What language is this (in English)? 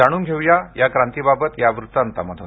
Marathi